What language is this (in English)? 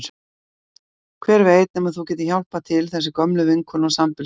Icelandic